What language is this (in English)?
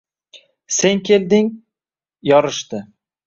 Uzbek